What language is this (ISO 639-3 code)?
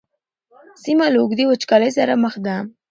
pus